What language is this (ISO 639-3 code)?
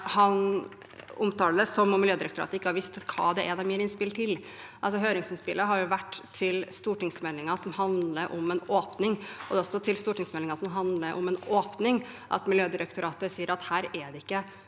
nor